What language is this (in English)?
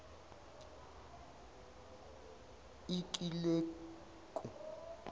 Zulu